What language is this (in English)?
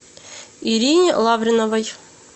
Russian